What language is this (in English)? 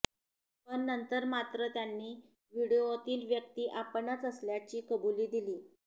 Marathi